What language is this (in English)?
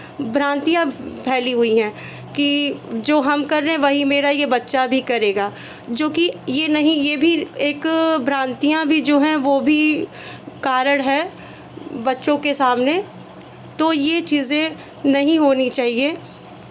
Hindi